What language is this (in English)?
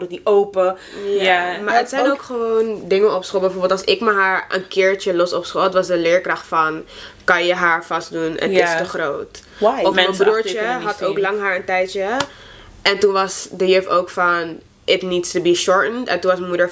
Dutch